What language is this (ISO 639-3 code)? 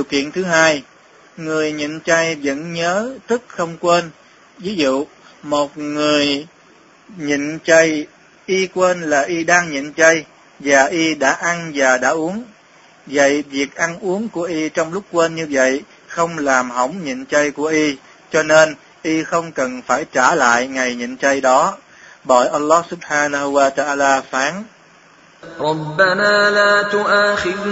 vie